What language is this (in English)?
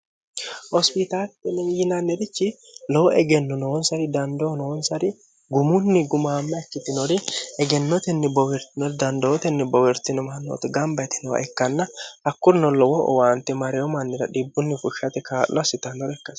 Sidamo